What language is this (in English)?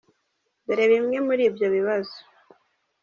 Kinyarwanda